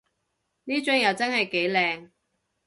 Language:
Cantonese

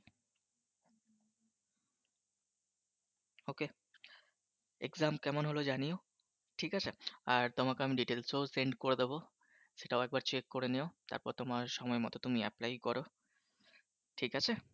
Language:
Bangla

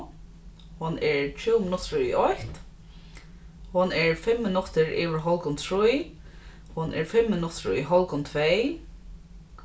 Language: Faroese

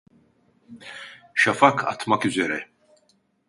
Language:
Turkish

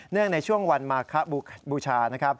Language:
Thai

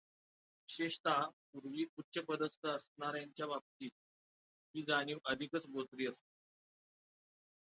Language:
Marathi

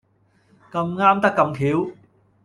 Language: Cantonese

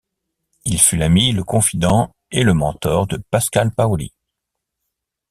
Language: French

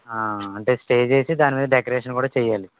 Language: Telugu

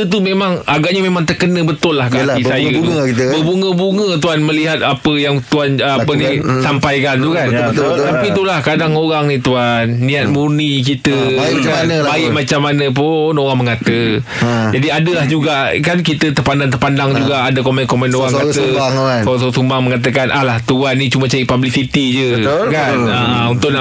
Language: Malay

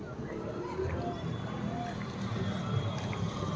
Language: Kannada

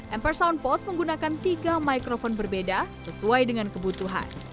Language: Indonesian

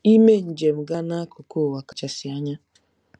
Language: Igbo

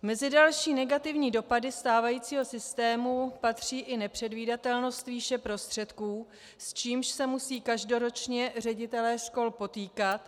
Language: Czech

